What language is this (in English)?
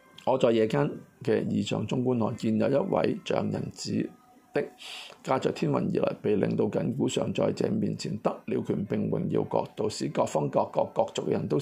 Chinese